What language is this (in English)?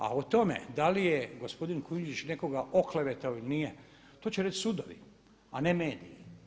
Croatian